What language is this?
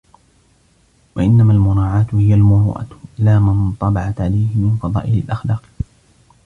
Arabic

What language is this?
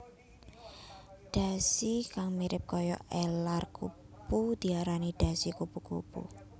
Javanese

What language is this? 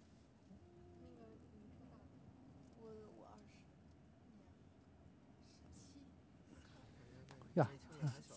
Chinese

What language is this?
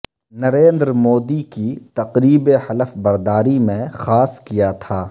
Urdu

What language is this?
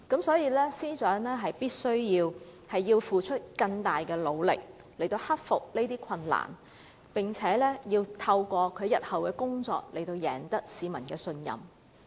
Cantonese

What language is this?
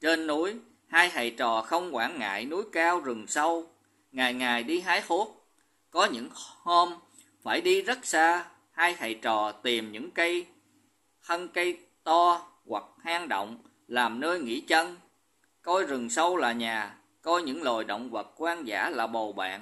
Vietnamese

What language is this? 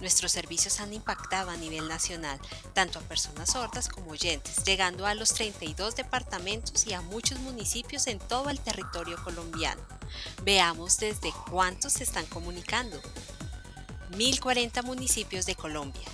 Spanish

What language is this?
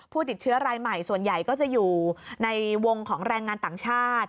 Thai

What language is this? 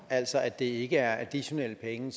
Danish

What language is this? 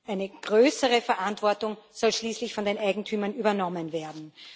German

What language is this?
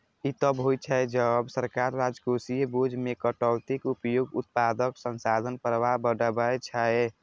Maithili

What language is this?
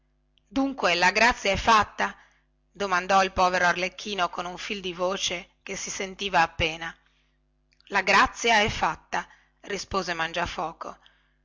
Italian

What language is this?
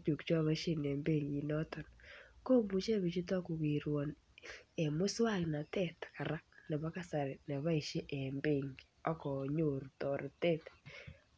Kalenjin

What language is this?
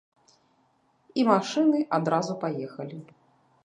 Belarusian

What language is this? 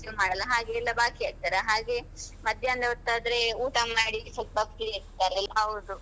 Kannada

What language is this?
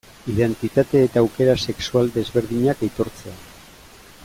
Basque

